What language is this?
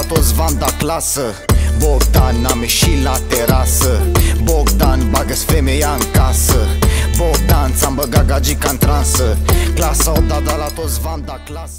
Romanian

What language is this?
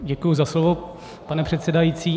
Czech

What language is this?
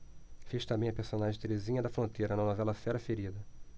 Portuguese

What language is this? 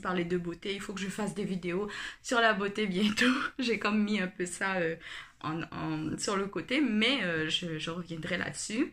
French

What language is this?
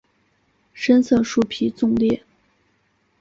Chinese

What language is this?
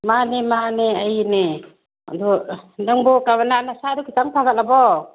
Manipuri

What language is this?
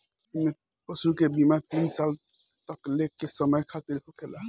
Bhojpuri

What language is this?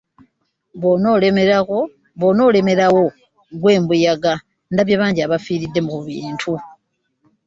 Ganda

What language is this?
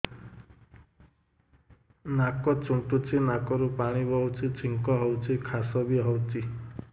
Odia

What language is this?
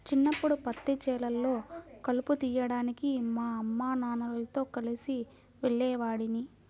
Telugu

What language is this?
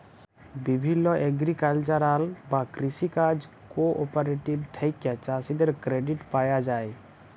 Bangla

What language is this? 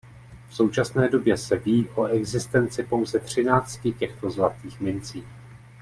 Czech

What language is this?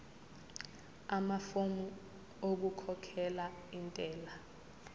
Zulu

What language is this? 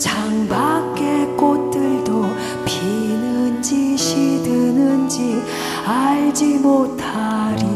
Korean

